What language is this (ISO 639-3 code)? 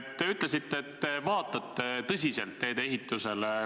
est